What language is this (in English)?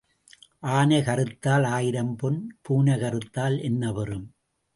Tamil